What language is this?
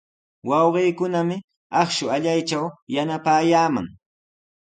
Sihuas Ancash Quechua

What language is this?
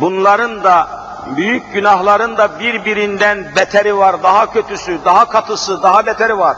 Turkish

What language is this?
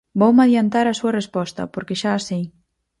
Galician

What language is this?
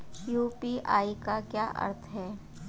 Hindi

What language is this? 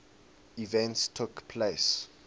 English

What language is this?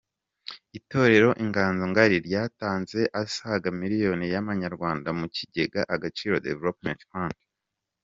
Kinyarwanda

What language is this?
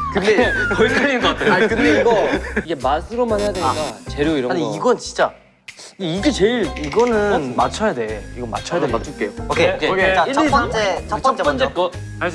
Korean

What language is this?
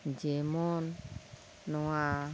Santali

